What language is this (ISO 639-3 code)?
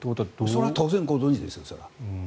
jpn